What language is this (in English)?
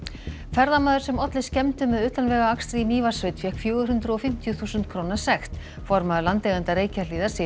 Icelandic